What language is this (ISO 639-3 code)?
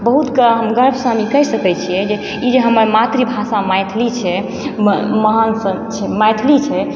mai